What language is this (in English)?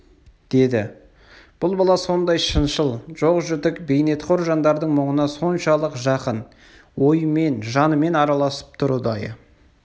Kazakh